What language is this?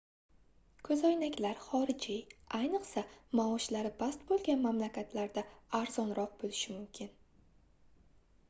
Uzbek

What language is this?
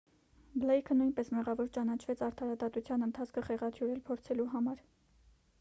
Armenian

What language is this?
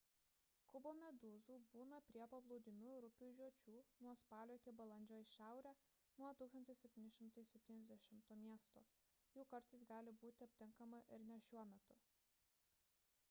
Lithuanian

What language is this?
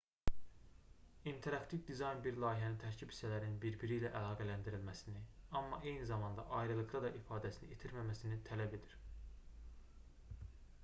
Azerbaijani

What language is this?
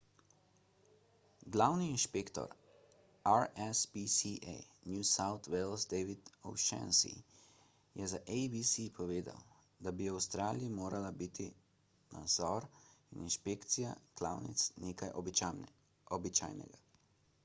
Slovenian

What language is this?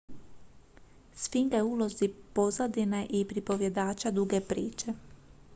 Croatian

